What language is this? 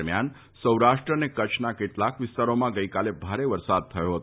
Gujarati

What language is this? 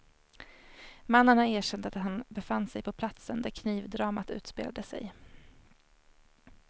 Swedish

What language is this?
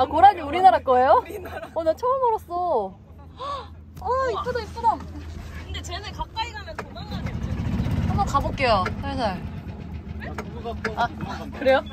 Korean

